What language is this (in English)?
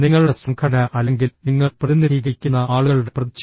Malayalam